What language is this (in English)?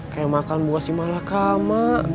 Indonesian